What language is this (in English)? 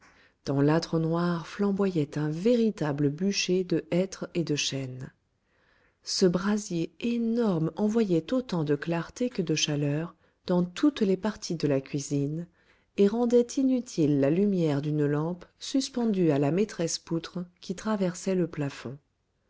French